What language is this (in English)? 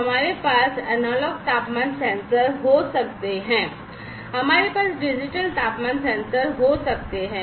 Hindi